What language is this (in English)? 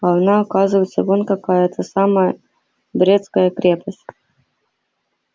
Russian